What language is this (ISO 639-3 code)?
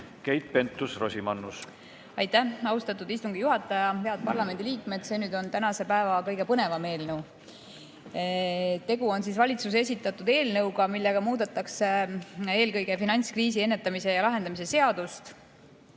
est